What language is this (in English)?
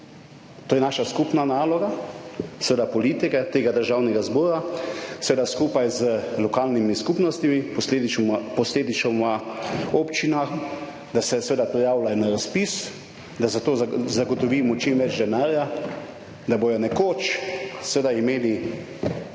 Slovenian